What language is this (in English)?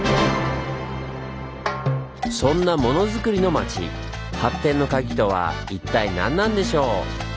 Japanese